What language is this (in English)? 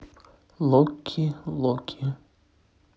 Russian